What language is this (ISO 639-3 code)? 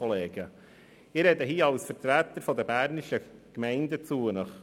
gsw